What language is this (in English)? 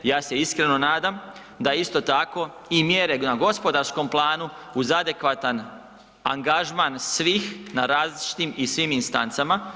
Croatian